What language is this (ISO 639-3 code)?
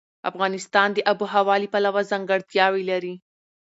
pus